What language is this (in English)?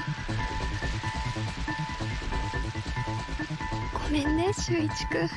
Japanese